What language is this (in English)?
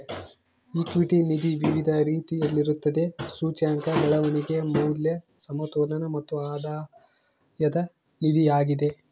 Kannada